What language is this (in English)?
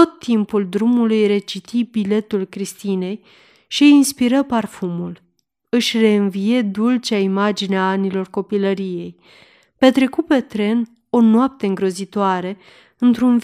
Romanian